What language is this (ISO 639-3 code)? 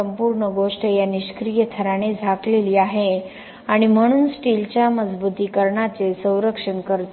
mar